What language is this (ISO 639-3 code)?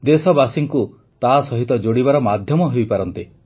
ori